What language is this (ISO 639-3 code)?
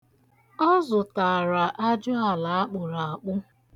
ibo